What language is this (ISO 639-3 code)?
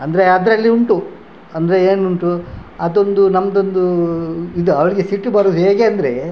kan